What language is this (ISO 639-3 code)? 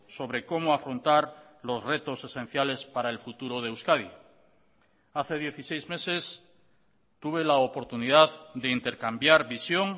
spa